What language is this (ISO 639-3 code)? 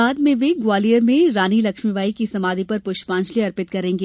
hin